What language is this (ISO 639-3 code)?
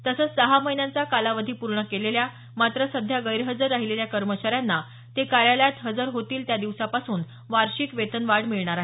mar